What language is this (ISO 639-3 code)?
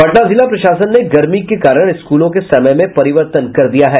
hin